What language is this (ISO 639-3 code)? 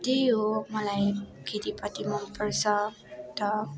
nep